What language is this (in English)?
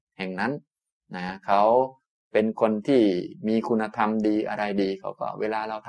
Thai